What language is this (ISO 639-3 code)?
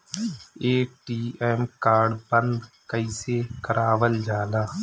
bho